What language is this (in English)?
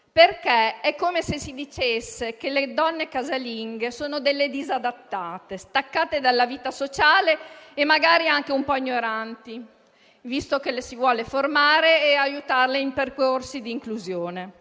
Italian